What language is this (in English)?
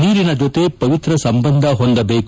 Kannada